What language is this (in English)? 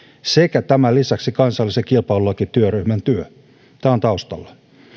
Finnish